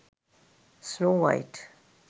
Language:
Sinhala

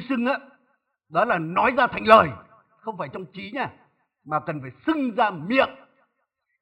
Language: Vietnamese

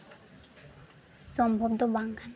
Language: Santali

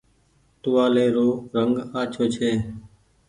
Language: Goaria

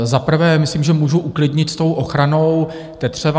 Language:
Czech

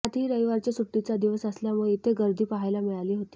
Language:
Marathi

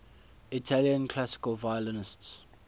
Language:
English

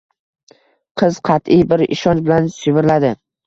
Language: Uzbek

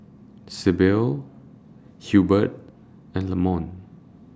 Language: English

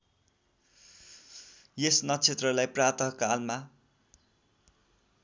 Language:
Nepali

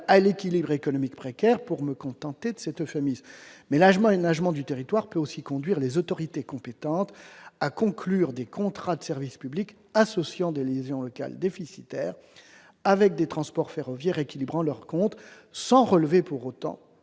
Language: French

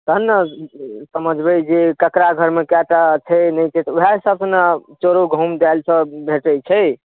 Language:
Maithili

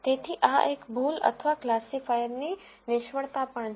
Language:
Gujarati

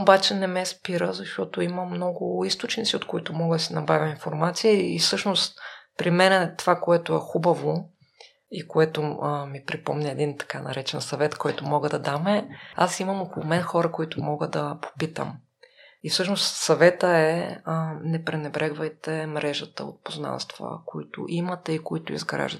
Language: Bulgarian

